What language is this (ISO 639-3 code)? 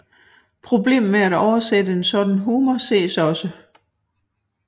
dan